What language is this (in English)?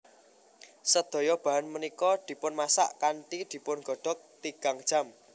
Javanese